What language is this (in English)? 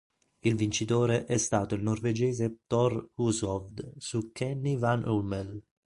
Italian